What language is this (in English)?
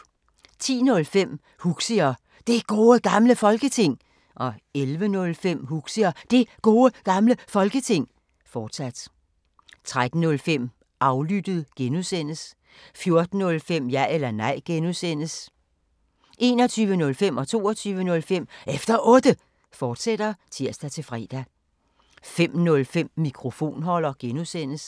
Danish